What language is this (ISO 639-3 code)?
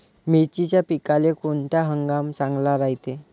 mar